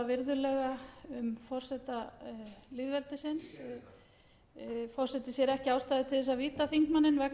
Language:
Icelandic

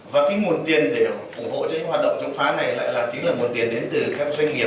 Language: Vietnamese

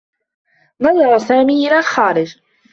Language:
Arabic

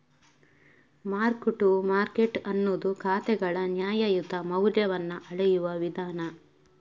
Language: Kannada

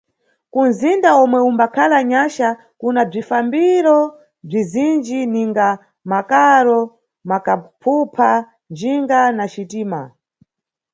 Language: Nyungwe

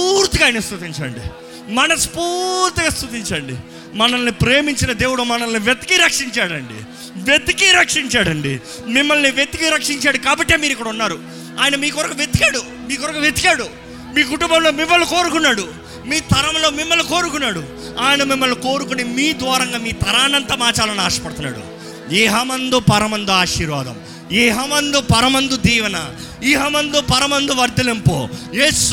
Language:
Telugu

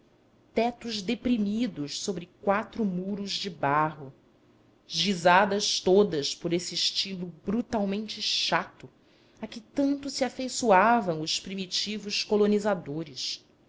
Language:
Portuguese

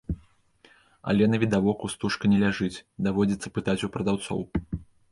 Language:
Belarusian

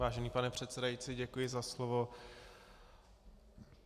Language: Czech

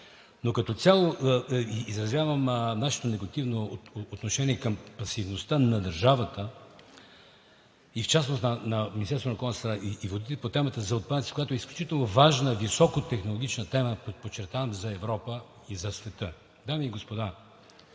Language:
Bulgarian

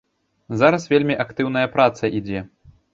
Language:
Belarusian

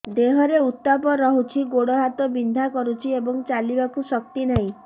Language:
Odia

